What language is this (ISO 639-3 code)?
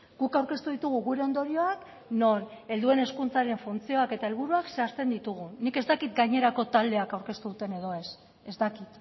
eus